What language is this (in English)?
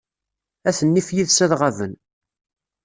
Kabyle